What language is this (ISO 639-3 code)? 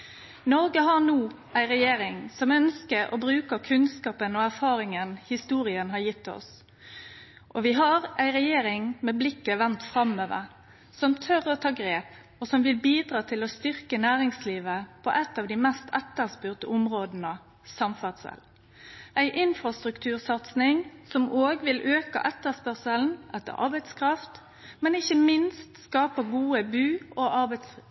nno